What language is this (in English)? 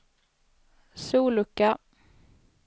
Swedish